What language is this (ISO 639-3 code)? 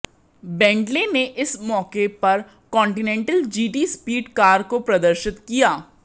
hin